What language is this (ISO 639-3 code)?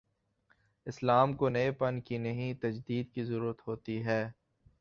urd